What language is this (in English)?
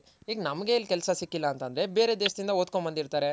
Kannada